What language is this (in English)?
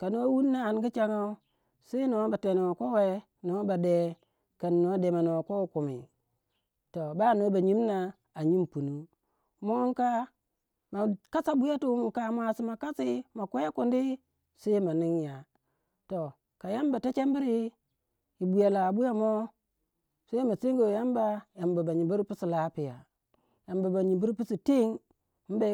Waja